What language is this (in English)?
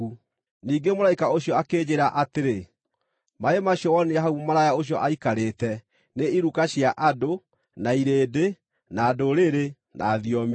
Kikuyu